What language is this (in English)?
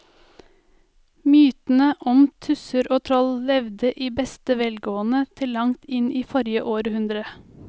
Norwegian